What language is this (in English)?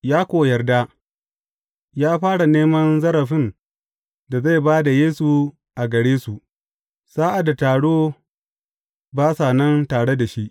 Hausa